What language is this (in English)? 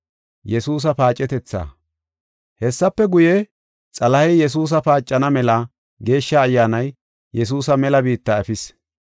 Gofa